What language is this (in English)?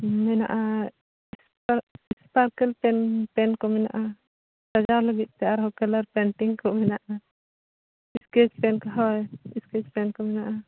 Santali